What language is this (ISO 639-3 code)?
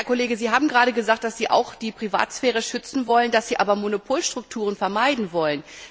deu